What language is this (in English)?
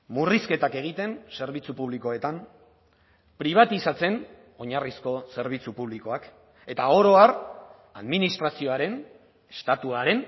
Basque